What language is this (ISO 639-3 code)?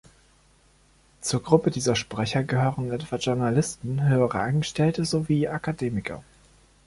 deu